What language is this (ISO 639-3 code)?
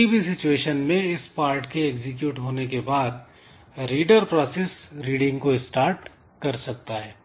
hin